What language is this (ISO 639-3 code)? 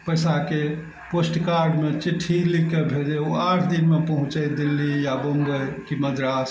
mai